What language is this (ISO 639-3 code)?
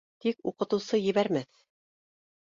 bak